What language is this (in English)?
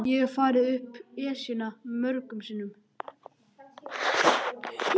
Icelandic